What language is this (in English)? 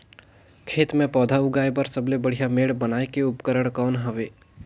Chhattisgarhi